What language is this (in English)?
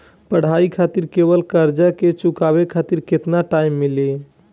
Bhojpuri